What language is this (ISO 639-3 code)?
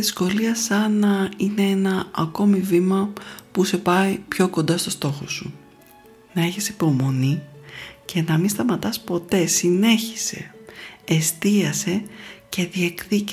ell